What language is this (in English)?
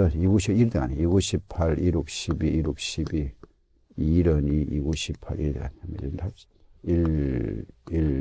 Korean